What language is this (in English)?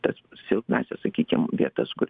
Lithuanian